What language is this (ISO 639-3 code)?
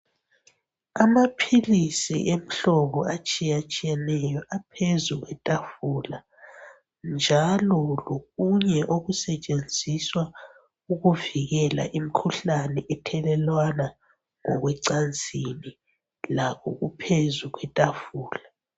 nde